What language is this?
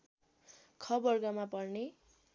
Nepali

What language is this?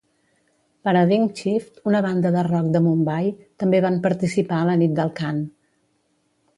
Catalan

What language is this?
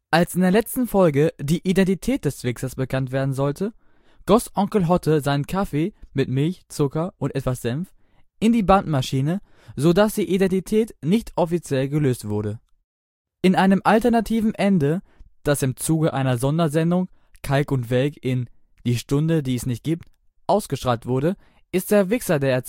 German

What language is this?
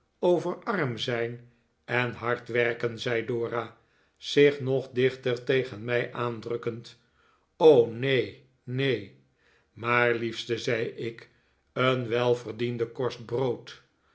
Dutch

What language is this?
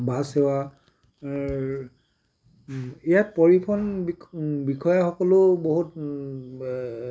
Assamese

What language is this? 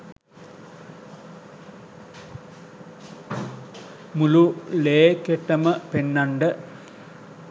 Sinhala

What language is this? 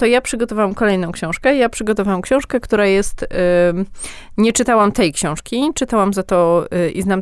Polish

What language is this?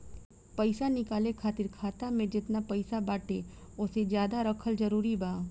Bhojpuri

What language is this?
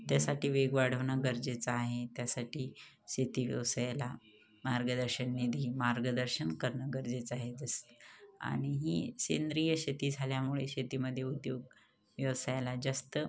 Marathi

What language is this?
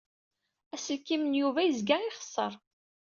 Kabyle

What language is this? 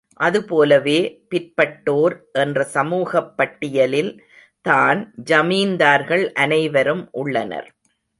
Tamil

